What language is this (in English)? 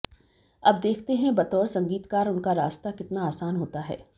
Hindi